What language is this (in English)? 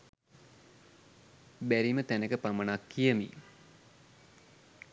Sinhala